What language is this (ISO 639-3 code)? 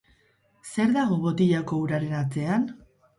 eus